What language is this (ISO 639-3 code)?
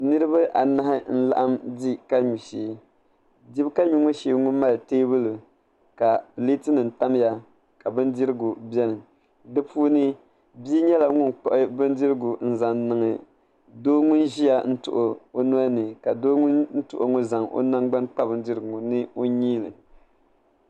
dag